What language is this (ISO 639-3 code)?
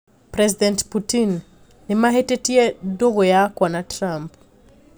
kik